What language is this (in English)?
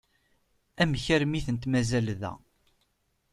Kabyle